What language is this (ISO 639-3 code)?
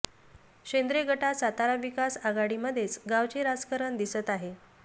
mar